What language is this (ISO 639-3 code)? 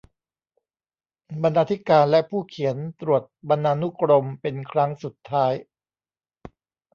tha